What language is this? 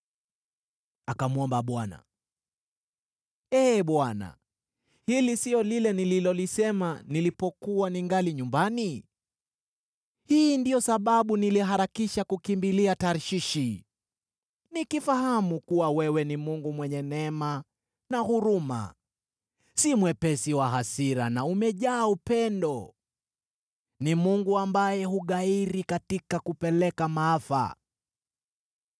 Swahili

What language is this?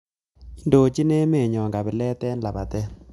Kalenjin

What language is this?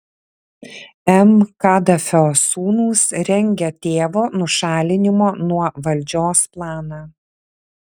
Lithuanian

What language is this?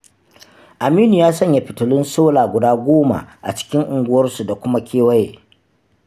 Hausa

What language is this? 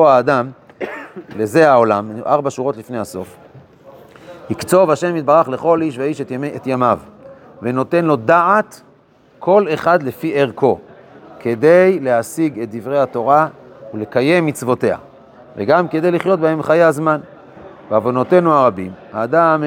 Hebrew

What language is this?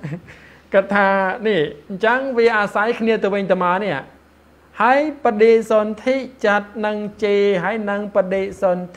Thai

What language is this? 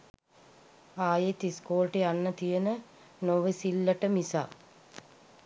Sinhala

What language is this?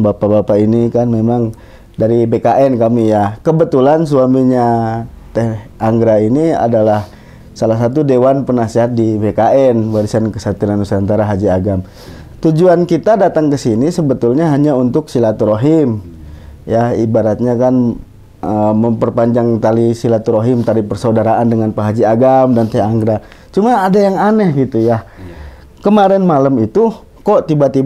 Indonesian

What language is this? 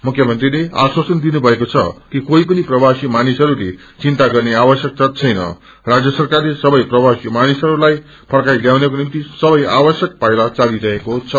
Nepali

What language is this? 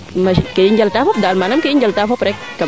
Serer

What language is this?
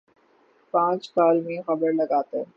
Urdu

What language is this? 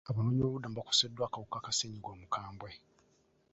Ganda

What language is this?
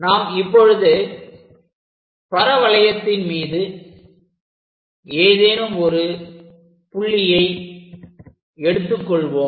Tamil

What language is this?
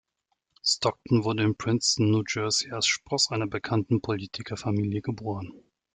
German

